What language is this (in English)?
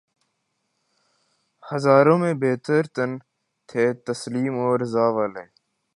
Urdu